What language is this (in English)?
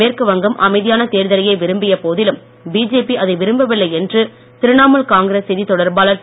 Tamil